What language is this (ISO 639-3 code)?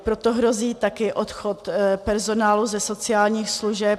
ces